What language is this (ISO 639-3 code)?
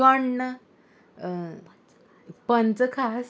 kok